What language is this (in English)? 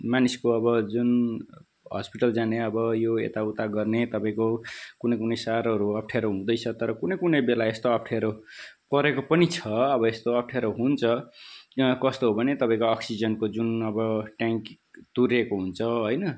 Nepali